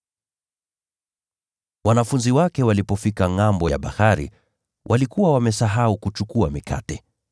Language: Swahili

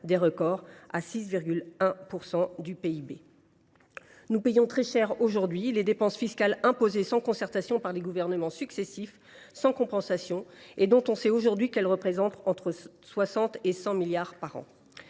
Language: French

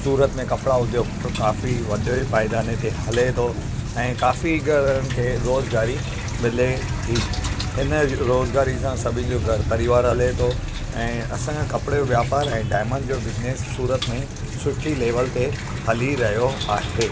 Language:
Sindhi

